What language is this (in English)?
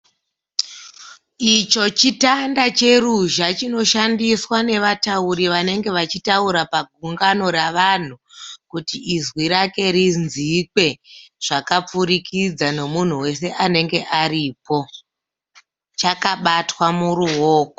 Shona